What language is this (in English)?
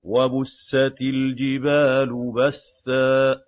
Arabic